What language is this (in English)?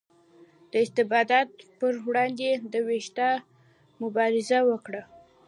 Pashto